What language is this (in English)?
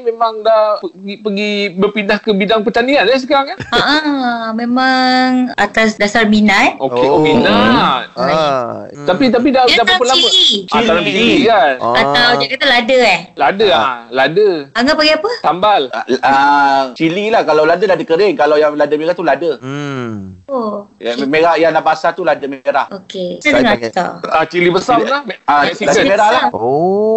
Malay